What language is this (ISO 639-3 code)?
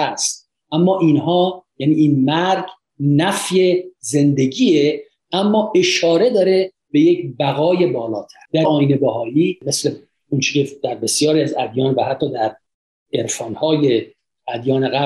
fas